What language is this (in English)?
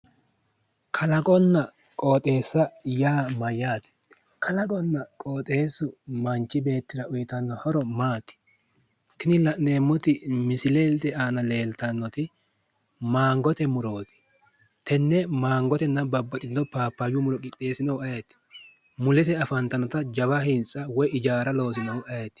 Sidamo